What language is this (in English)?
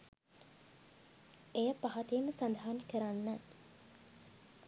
Sinhala